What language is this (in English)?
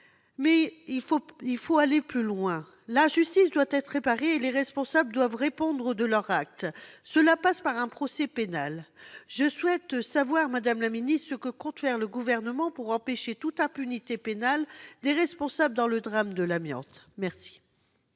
French